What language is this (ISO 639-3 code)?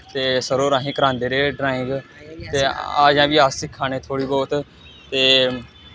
doi